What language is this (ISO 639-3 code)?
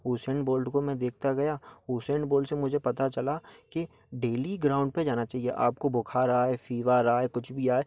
hin